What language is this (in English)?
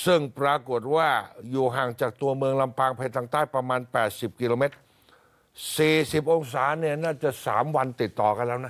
Thai